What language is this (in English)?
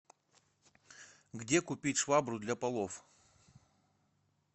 Russian